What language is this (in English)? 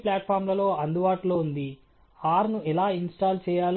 Telugu